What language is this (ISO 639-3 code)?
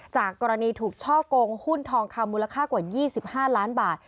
tha